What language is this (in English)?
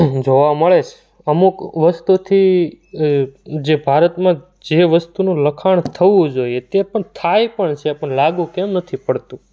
Gujarati